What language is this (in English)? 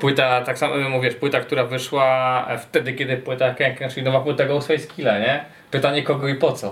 Polish